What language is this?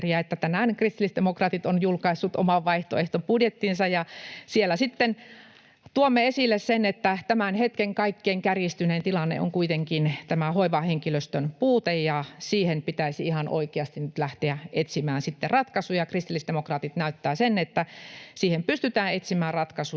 Finnish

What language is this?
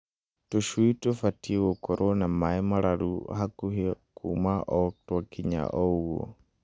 Kikuyu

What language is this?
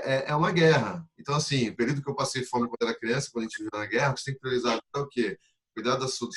Portuguese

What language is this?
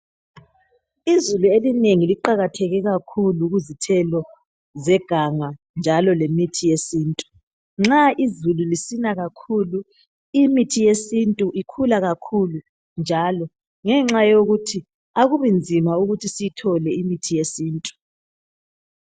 North Ndebele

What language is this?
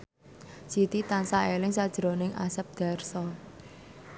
Javanese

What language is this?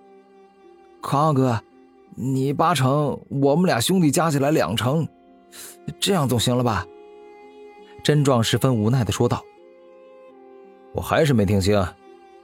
Chinese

